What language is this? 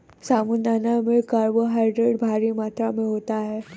Hindi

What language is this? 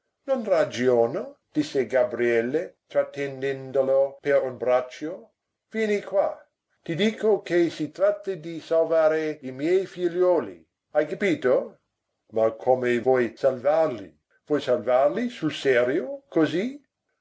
Italian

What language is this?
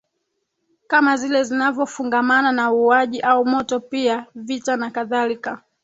Swahili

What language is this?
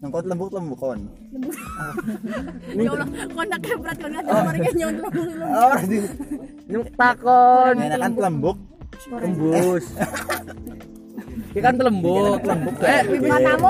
Indonesian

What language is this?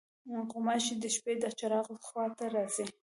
Pashto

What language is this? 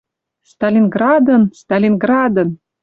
Western Mari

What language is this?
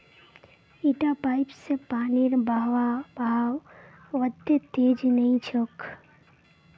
Magahi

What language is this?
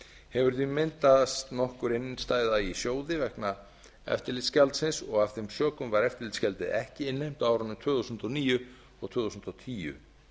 Icelandic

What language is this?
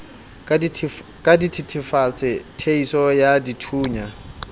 Southern Sotho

